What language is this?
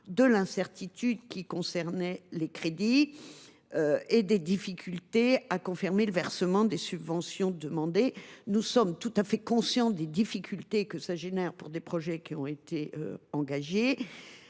French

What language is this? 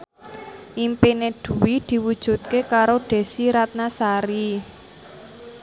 Javanese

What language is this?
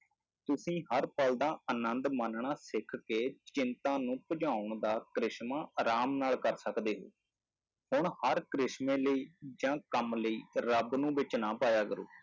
Punjabi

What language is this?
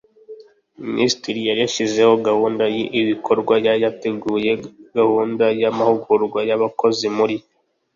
Kinyarwanda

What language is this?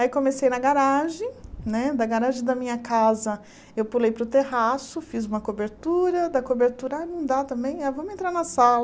Portuguese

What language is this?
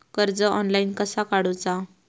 Marathi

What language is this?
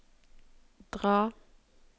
Norwegian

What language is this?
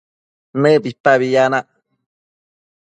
Matsés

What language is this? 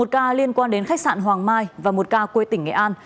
Vietnamese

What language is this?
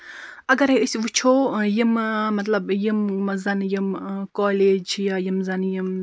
Kashmiri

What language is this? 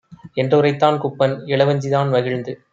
Tamil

